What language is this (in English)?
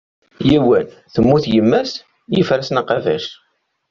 Kabyle